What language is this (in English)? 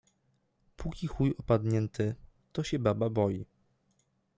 Polish